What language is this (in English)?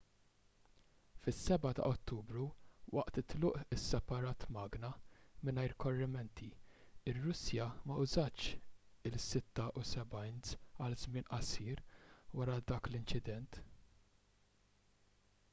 Maltese